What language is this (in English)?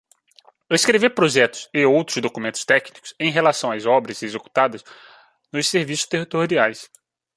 Portuguese